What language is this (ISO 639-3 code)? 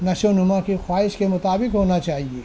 urd